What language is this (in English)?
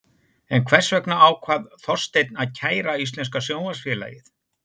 Icelandic